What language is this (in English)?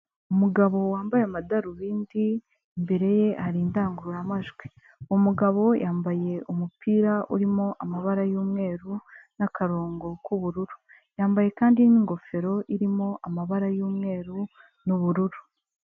Kinyarwanda